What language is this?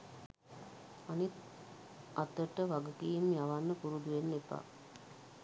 Sinhala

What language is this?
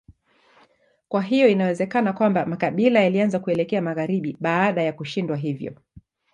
Swahili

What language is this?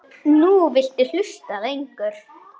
Icelandic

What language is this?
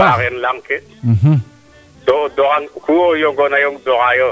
Serer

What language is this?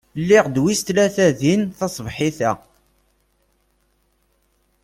Kabyle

